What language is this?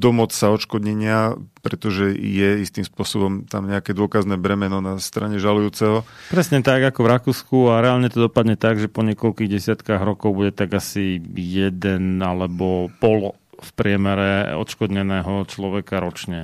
Slovak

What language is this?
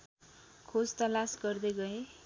Nepali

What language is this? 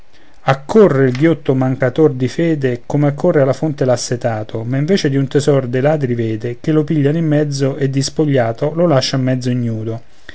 Italian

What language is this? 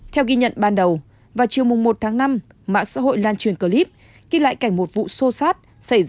Vietnamese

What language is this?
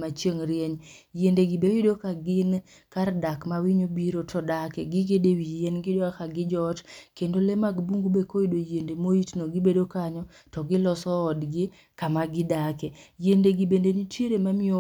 Luo (Kenya and Tanzania)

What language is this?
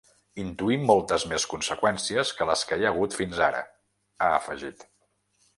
Catalan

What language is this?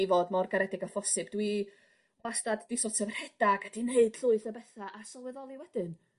Welsh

